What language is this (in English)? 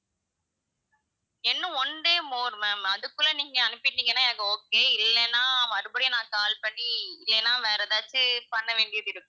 Tamil